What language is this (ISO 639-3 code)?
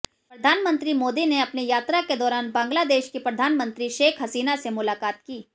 hin